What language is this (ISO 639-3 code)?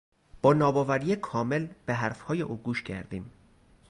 fas